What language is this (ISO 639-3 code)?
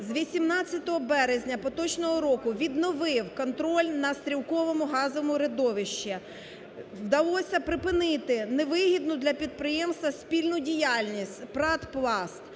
ukr